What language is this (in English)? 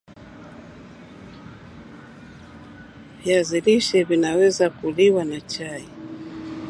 Swahili